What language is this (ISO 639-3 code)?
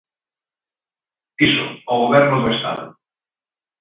glg